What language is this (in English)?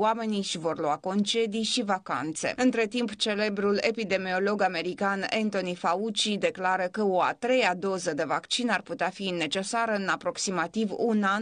Romanian